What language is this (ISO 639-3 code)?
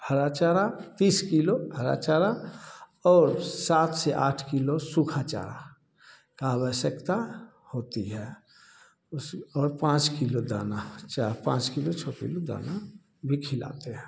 hin